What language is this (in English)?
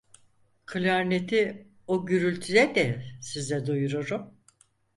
Turkish